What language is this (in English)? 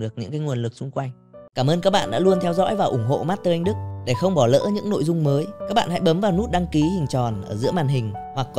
Vietnamese